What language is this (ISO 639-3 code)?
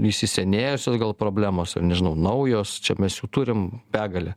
lit